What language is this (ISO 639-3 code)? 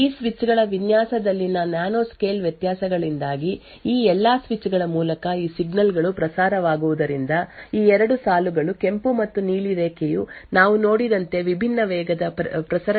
kan